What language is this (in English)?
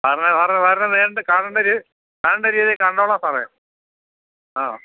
Malayalam